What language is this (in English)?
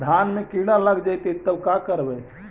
Magahi